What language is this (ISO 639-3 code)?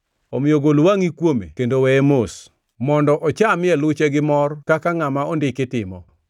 luo